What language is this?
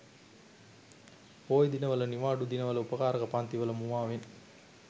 Sinhala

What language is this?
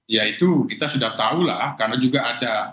Indonesian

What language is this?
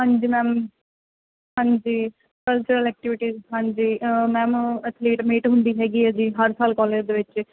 Punjabi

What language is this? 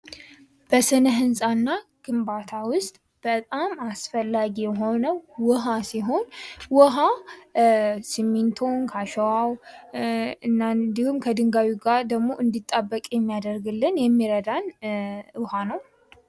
Amharic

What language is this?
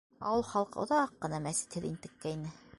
Bashkir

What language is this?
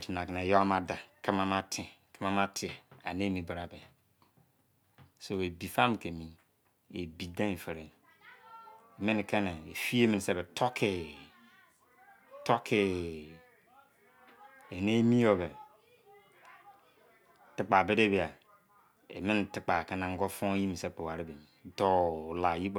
Izon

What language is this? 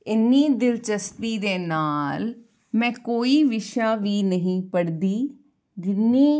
Punjabi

